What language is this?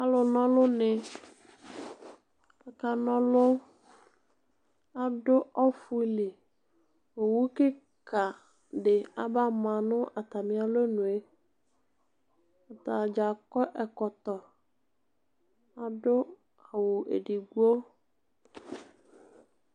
Ikposo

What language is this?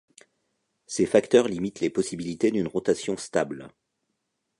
French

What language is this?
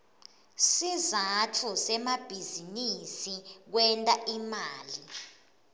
Swati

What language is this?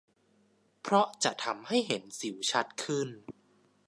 Thai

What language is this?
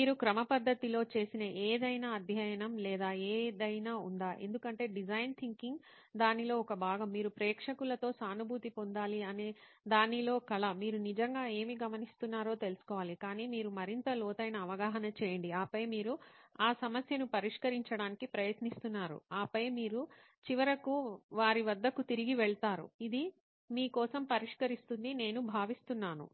Telugu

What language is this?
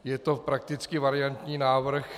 Czech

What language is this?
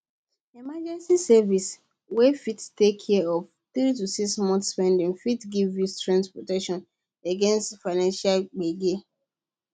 Nigerian Pidgin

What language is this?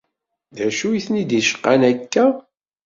Kabyle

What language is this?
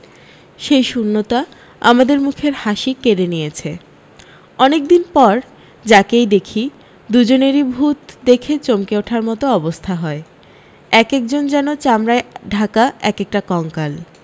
Bangla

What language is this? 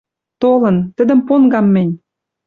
Western Mari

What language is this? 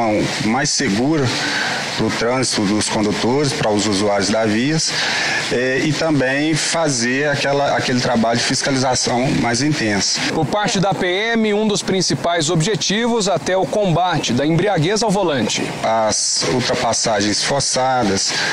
Portuguese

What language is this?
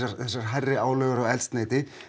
Icelandic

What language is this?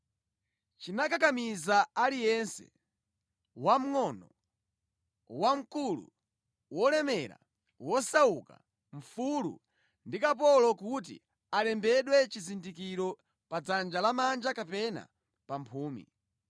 Nyanja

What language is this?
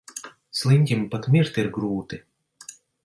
Latvian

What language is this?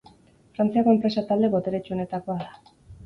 Basque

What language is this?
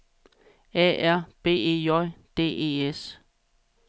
Danish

